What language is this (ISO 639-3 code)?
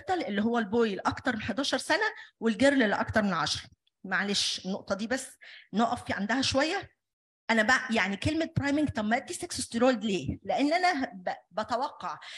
ara